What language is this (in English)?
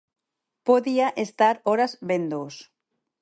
Galician